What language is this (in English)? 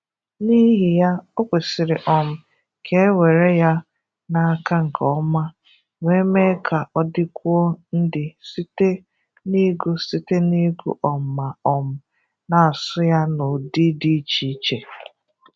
Igbo